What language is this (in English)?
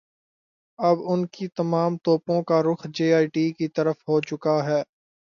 Urdu